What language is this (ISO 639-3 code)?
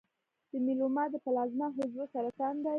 pus